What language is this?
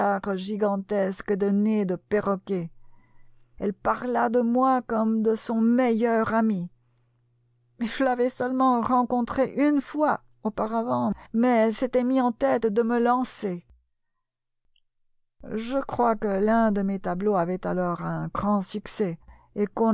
French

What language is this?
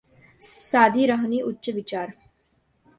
Marathi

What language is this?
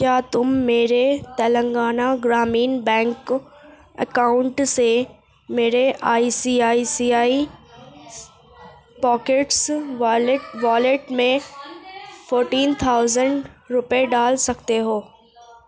Urdu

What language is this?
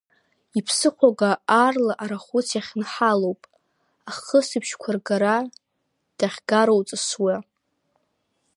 Abkhazian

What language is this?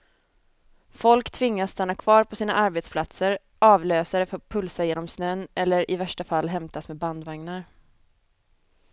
Swedish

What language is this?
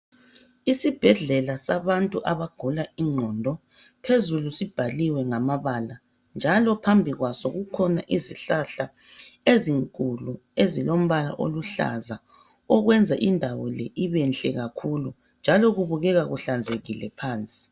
North Ndebele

